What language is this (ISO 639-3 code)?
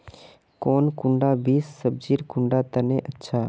mag